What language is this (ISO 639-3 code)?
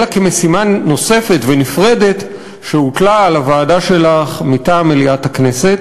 heb